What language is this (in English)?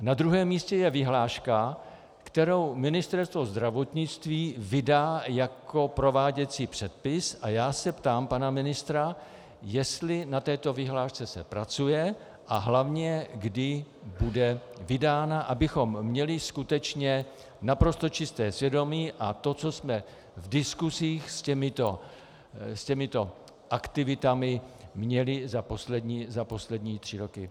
Czech